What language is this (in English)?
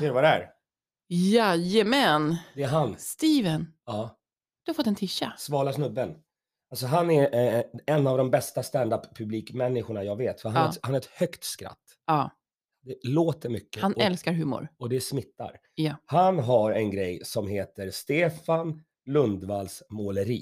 Swedish